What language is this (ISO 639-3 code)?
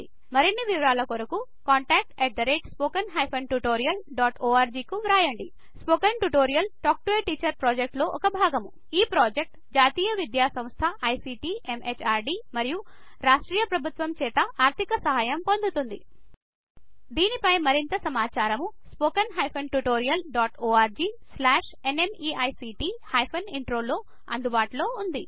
tel